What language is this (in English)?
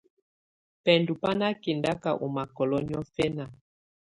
Tunen